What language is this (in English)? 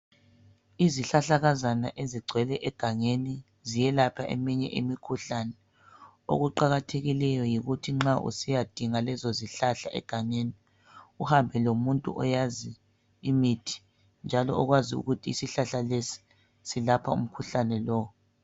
North Ndebele